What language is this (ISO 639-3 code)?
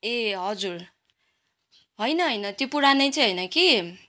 nep